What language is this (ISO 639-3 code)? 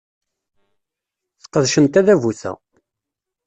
kab